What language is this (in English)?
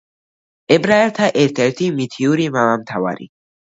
Georgian